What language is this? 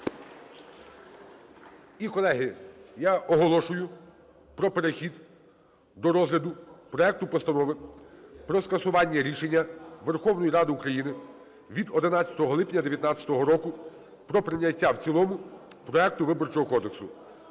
Ukrainian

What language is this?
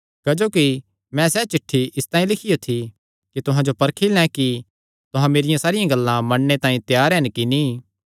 Kangri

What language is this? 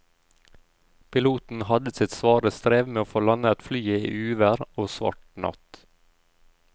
Norwegian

